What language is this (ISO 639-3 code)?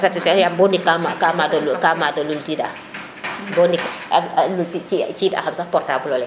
srr